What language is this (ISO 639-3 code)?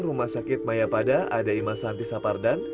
ind